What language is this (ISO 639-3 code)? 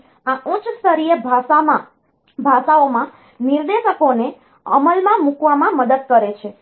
guj